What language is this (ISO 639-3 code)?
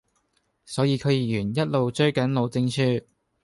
yue